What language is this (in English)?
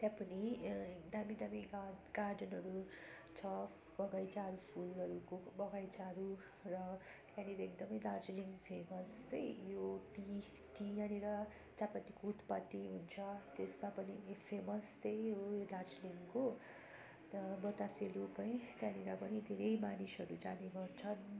Nepali